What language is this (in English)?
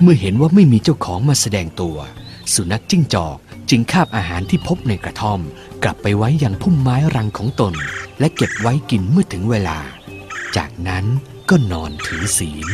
Thai